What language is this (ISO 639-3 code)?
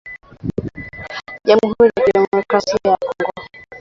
swa